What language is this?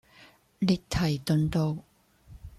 Cantonese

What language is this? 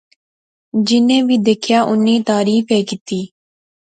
Pahari-Potwari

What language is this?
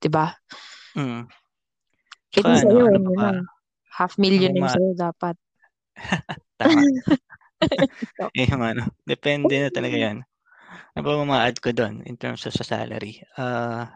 Filipino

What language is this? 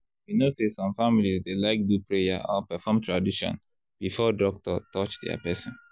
Nigerian Pidgin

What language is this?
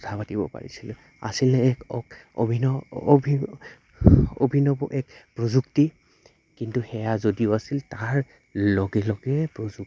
Assamese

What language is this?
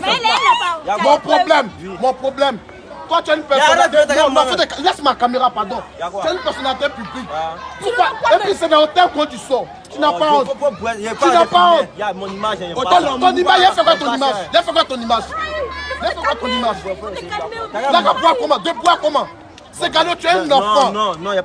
French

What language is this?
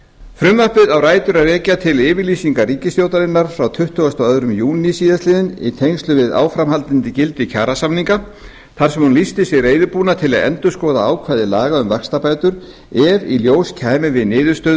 Icelandic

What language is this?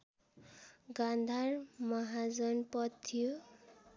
Nepali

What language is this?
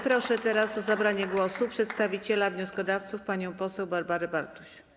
Polish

